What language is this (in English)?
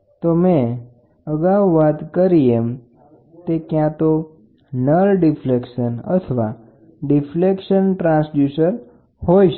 Gujarati